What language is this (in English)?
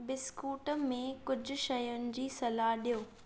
Sindhi